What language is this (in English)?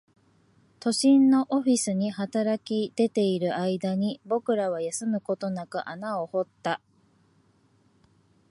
Japanese